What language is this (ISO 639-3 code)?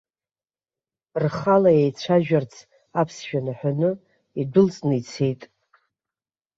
abk